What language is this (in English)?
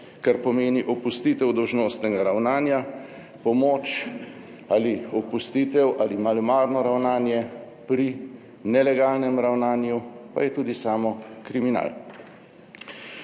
Slovenian